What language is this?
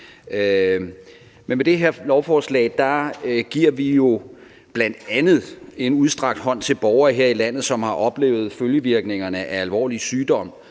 Danish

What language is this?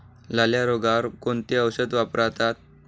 Marathi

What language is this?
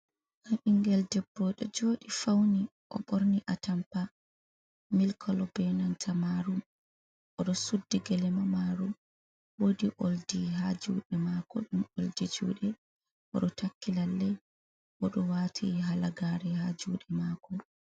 Fula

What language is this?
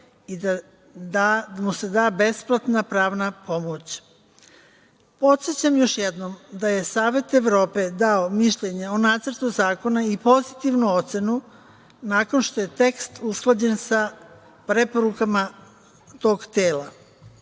Serbian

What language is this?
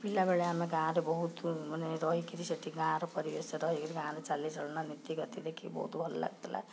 Odia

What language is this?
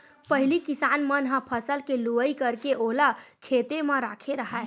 Chhattisgarhi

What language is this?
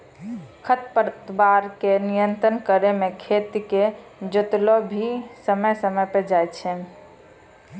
Maithili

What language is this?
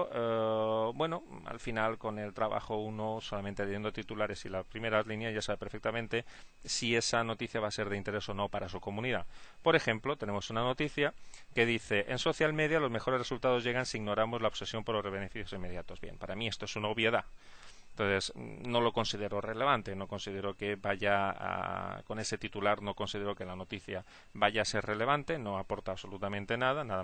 Spanish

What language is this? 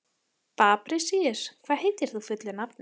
Icelandic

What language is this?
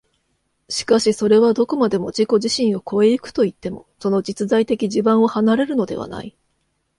Japanese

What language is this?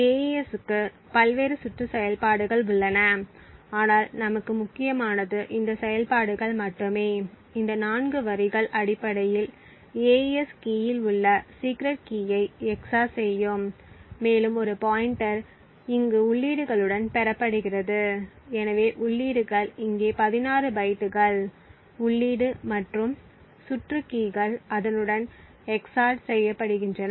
Tamil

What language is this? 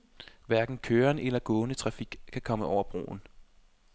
Danish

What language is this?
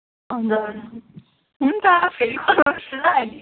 Nepali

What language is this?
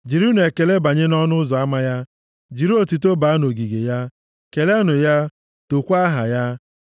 Igbo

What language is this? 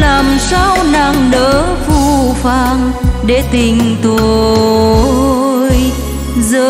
Vietnamese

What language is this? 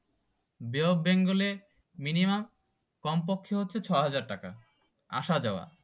Bangla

